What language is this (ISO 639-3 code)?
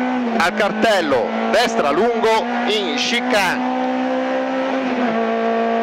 ita